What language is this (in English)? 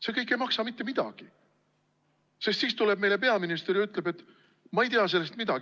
Estonian